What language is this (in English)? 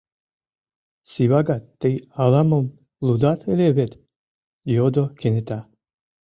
Mari